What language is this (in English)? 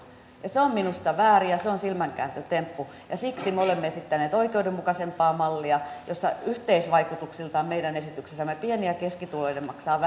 Finnish